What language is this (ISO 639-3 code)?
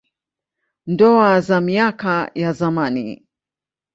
swa